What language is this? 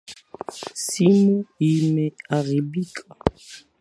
Swahili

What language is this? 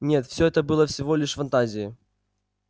Russian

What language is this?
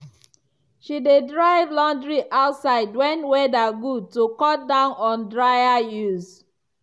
Nigerian Pidgin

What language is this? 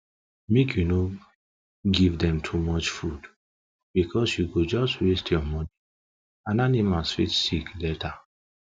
Nigerian Pidgin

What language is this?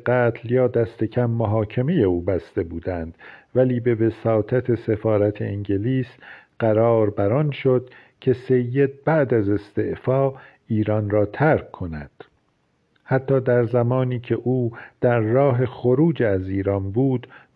Persian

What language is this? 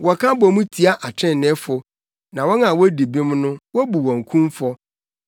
Akan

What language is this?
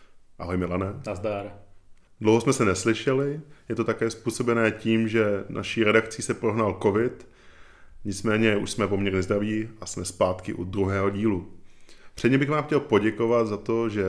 Czech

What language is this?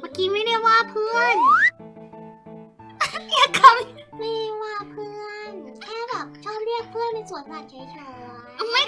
Thai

